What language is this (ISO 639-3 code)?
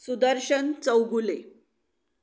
mar